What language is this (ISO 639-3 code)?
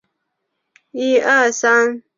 zho